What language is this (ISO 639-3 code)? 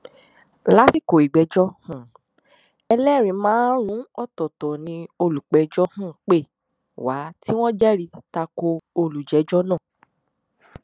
yor